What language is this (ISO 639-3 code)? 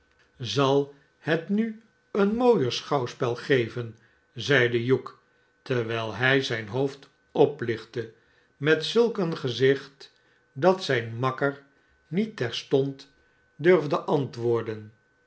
nld